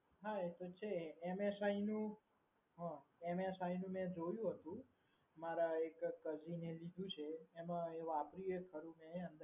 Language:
Gujarati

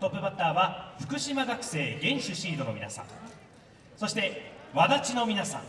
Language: Japanese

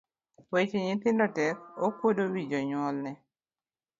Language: Luo (Kenya and Tanzania)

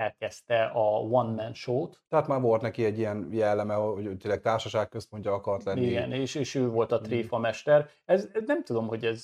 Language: Hungarian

